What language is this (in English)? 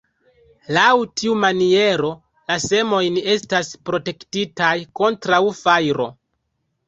Esperanto